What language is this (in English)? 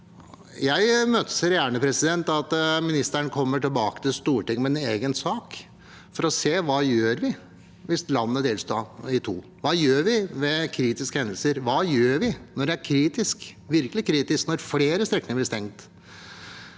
Norwegian